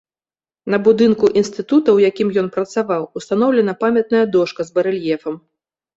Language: Belarusian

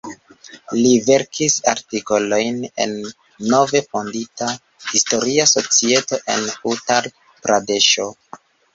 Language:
Esperanto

